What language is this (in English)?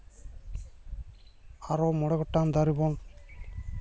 Santali